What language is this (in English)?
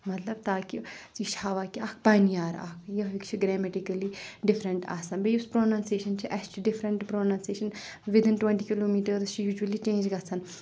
Kashmiri